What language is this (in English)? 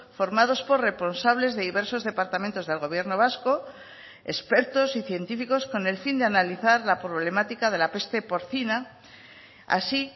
Spanish